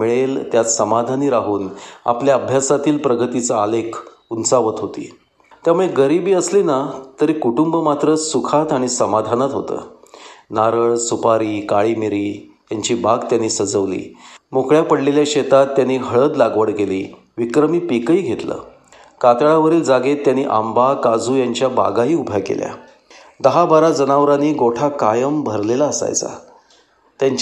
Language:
Marathi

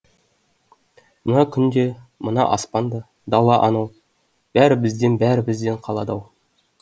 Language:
Kazakh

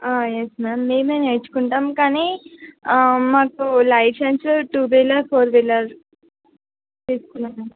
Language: Telugu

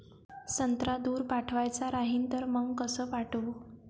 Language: Marathi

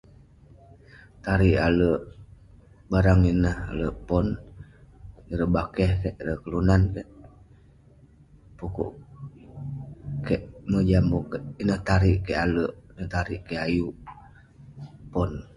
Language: Western Penan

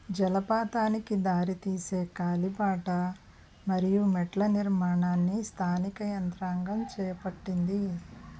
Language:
Telugu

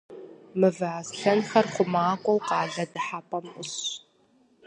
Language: Kabardian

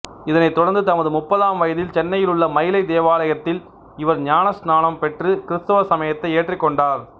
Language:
Tamil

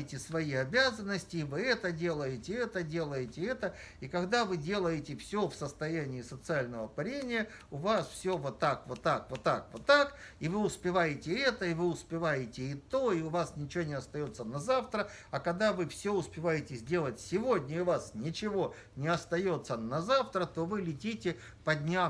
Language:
Russian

